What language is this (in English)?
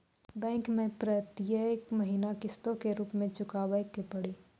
Maithili